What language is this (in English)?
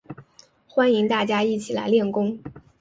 Chinese